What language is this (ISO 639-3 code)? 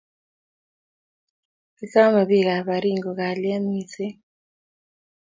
kln